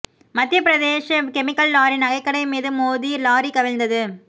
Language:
Tamil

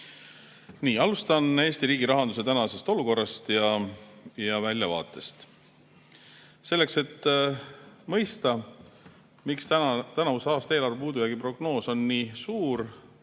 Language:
Estonian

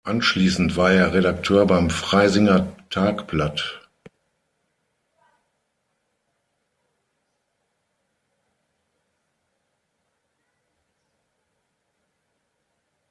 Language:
German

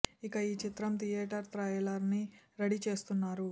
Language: Telugu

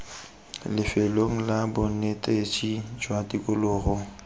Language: Tswana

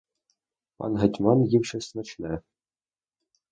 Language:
Ukrainian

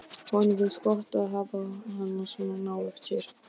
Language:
Icelandic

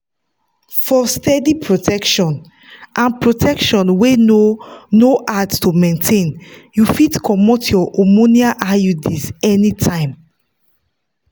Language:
Nigerian Pidgin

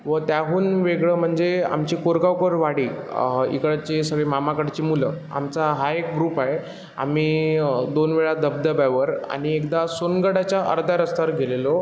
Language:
Marathi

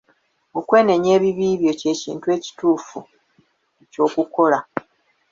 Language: Ganda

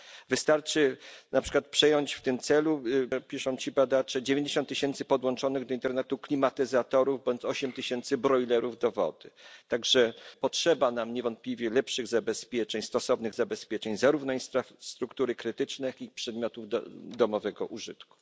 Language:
Polish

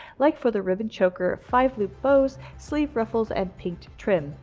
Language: English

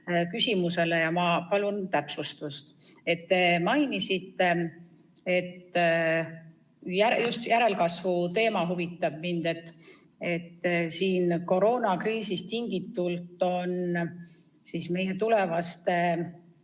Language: Estonian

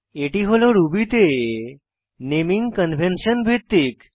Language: Bangla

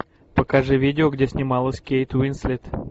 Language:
Russian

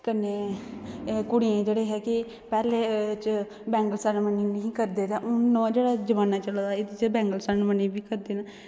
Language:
Dogri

